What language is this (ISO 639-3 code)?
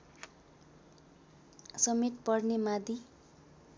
nep